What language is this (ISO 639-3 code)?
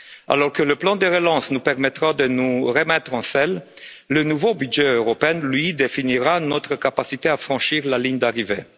fra